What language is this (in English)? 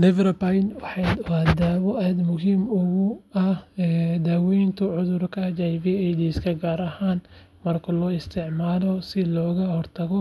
Somali